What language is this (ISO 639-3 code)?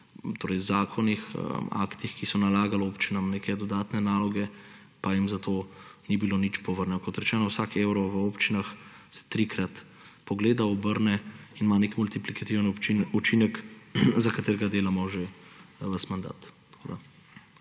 slv